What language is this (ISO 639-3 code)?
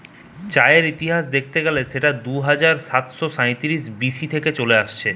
ben